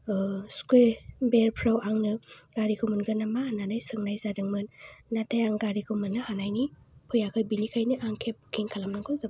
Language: Bodo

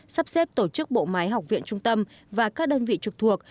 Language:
Vietnamese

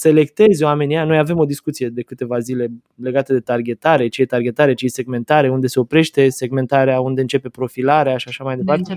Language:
Romanian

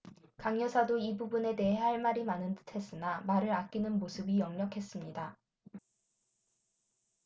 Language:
Korean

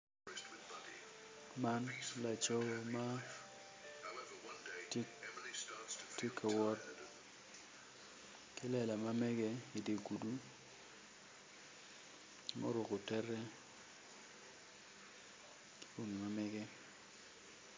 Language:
Acoli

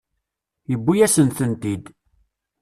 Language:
Kabyle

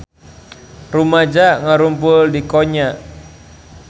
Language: Sundanese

